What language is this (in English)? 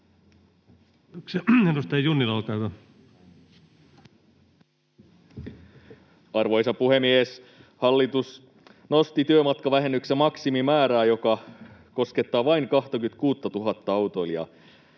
Finnish